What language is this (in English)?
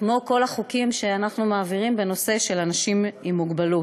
Hebrew